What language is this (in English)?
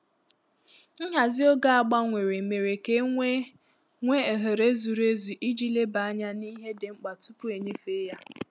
Igbo